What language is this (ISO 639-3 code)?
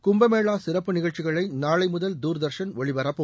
tam